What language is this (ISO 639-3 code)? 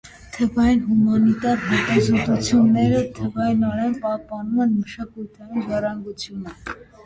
hye